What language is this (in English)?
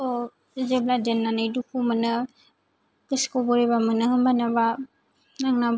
Bodo